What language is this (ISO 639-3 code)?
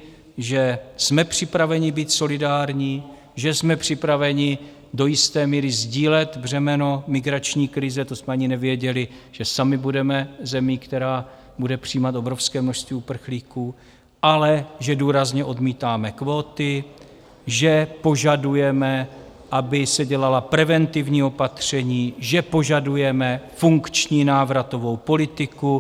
ces